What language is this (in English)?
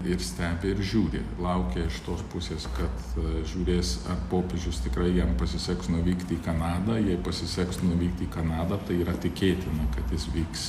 Lithuanian